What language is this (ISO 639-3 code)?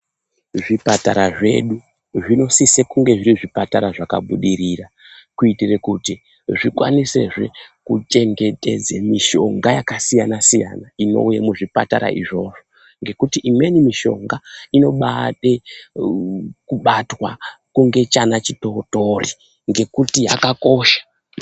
ndc